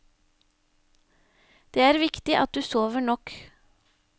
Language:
Norwegian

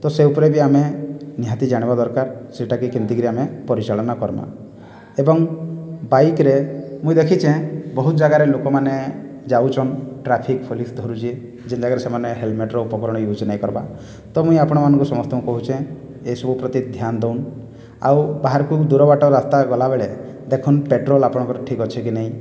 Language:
Odia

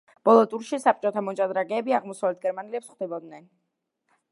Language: Georgian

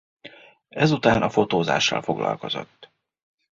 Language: Hungarian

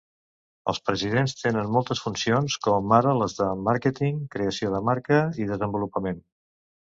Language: Catalan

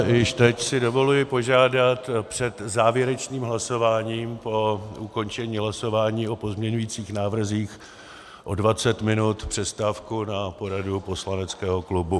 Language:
Czech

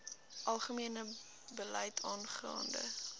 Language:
Afrikaans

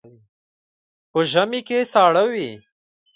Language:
Pashto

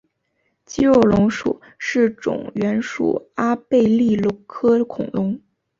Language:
Chinese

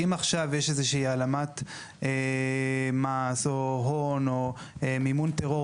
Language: Hebrew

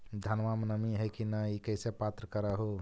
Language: Magahi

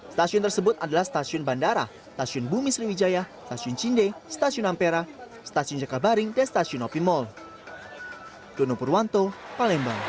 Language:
Indonesian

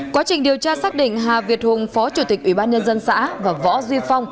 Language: Vietnamese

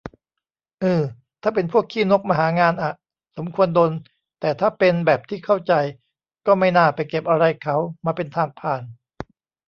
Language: Thai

